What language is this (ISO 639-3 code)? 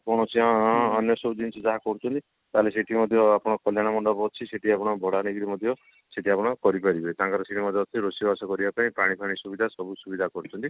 ori